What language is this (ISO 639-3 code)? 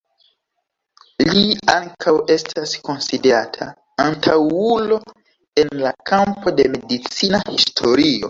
epo